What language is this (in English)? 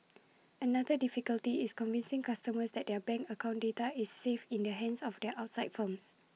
English